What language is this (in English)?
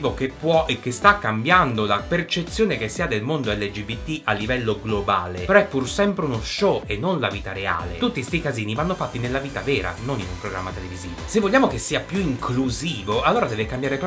Italian